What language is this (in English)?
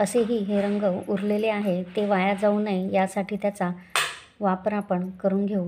Romanian